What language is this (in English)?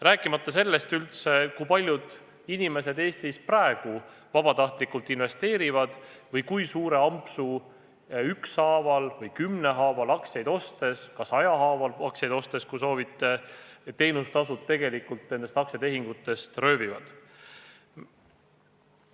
Estonian